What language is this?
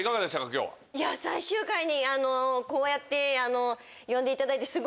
Japanese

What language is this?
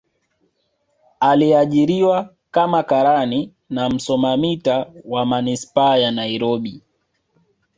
Swahili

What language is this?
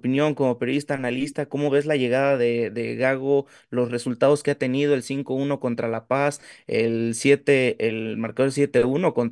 Spanish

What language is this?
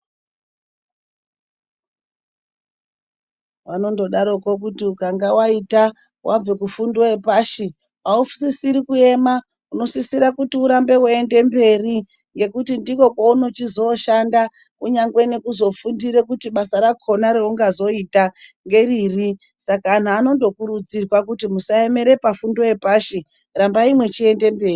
Ndau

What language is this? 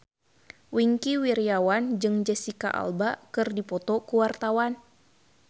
Sundanese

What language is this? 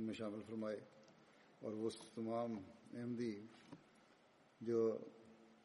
Malayalam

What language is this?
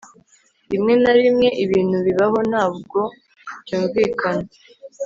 Kinyarwanda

